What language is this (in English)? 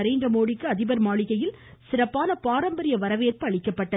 Tamil